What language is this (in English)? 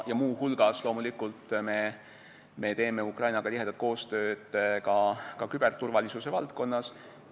Estonian